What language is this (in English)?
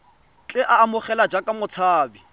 Tswana